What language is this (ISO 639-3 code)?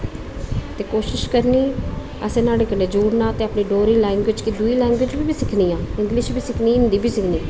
doi